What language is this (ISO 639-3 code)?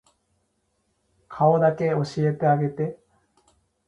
jpn